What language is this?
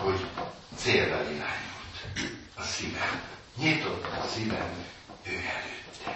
Hungarian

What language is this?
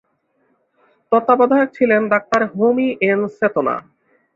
Bangla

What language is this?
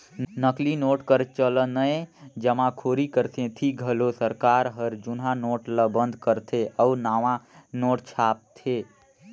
Chhattisgarhi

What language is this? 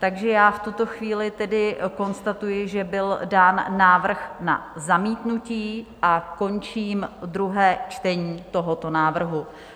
Czech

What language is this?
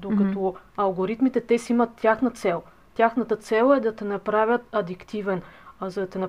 Bulgarian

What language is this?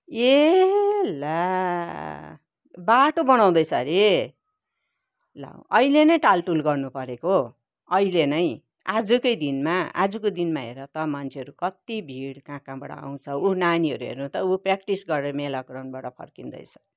Nepali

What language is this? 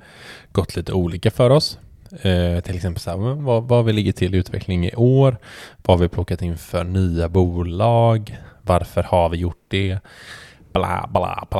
Swedish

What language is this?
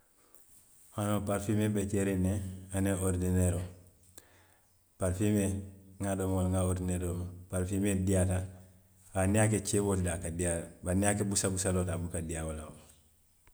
Western Maninkakan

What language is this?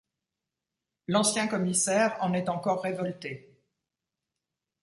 French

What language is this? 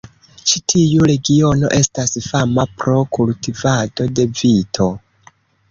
Esperanto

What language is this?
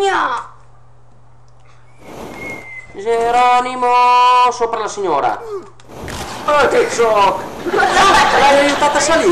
Italian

